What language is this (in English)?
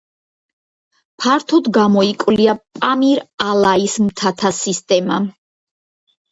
Georgian